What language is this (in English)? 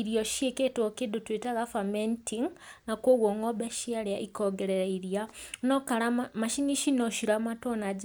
Kikuyu